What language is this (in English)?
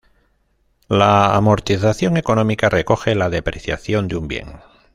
Spanish